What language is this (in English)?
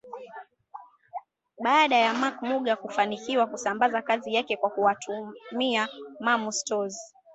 Swahili